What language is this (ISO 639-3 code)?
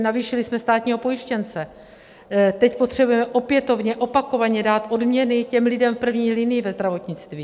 ces